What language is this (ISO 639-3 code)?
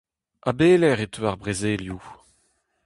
bre